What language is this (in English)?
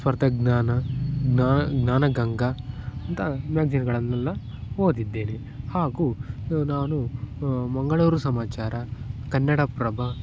Kannada